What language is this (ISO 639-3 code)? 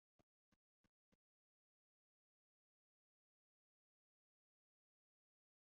kin